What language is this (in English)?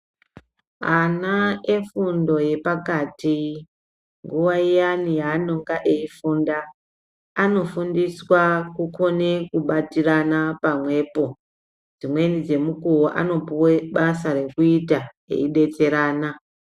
Ndau